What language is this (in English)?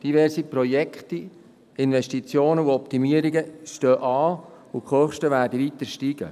Swiss German